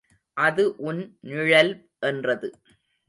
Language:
Tamil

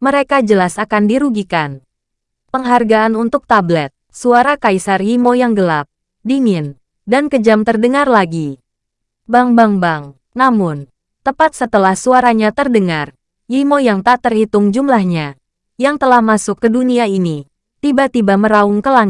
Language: Indonesian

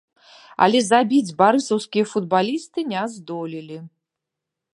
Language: Belarusian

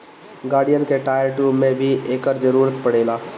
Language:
Bhojpuri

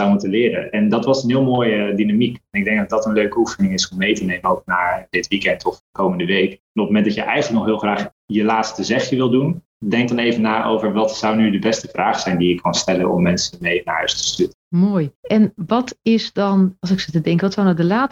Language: Dutch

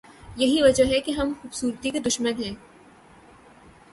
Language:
Urdu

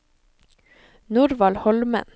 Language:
Norwegian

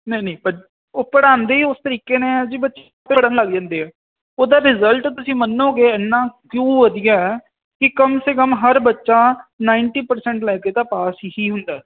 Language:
Punjabi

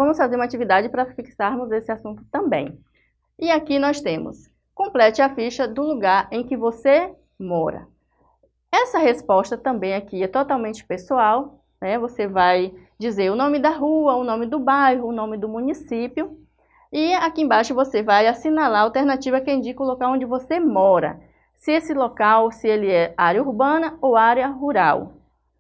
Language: Portuguese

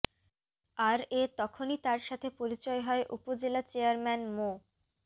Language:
Bangla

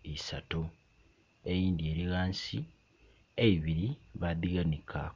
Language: Soga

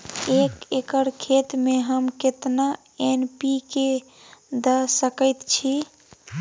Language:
Maithili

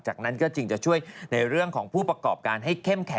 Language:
Thai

